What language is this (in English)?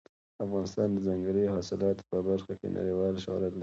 Pashto